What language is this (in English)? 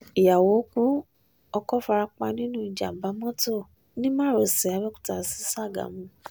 Yoruba